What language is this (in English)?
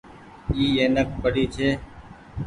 Goaria